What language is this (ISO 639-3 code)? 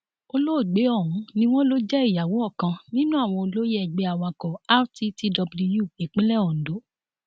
yor